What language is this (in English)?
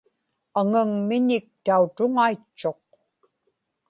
Inupiaq